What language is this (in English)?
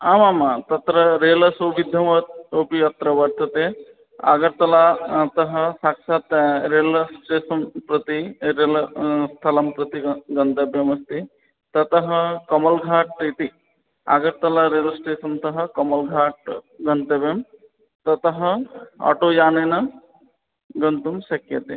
Sanskrit